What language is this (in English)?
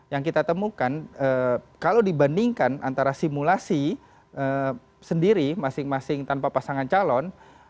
Indonesian